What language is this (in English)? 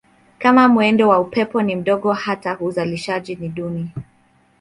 Swahili